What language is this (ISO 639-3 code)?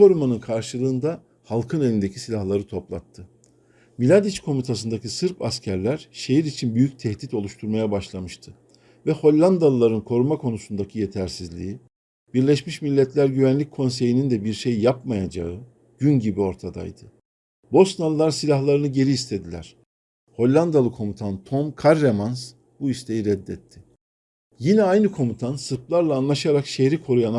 tur